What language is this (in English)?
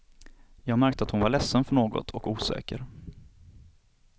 Swedish